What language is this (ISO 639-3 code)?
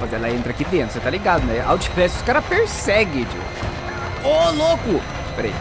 por